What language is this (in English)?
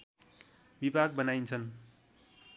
Nepali